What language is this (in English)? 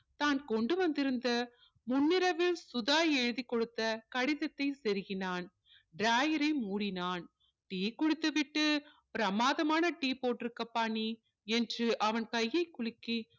Tamil